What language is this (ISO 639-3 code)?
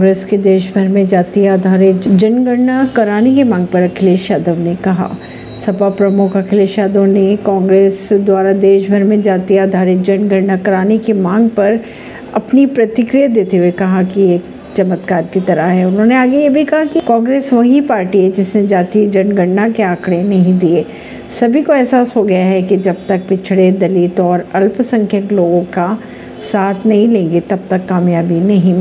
hin